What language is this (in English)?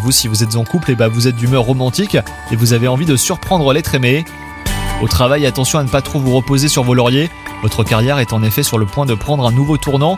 French